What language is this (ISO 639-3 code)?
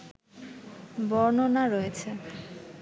ben